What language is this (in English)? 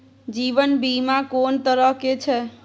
Maithili